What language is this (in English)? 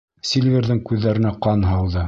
Bashkir